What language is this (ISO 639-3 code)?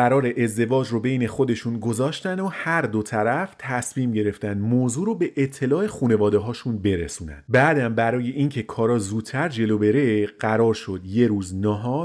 fas